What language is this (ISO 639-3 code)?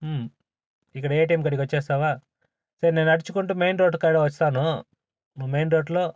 tel